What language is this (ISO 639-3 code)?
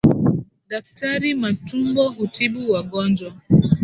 swa